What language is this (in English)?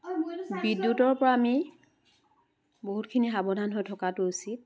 Assamese